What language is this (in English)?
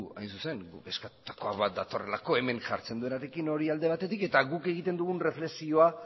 Basque